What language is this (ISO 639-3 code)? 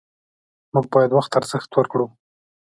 pus